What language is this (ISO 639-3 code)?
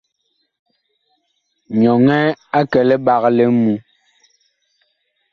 bkh